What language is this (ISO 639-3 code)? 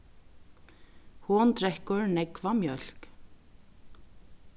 fao